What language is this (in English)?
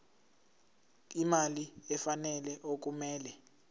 Zulu